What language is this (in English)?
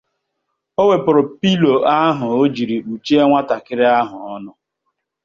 Igbo